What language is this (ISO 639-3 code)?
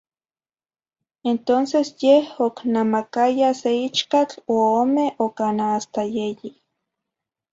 nhi